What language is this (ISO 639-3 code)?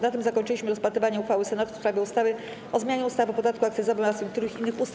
pol